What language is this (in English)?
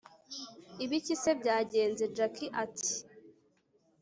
Kinyarwanda